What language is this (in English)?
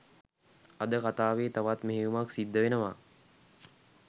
Sinhala